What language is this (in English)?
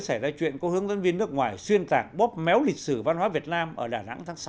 Vietnamese